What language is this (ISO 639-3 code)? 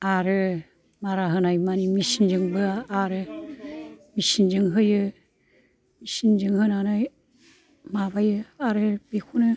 brx